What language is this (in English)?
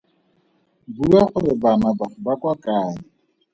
Tswana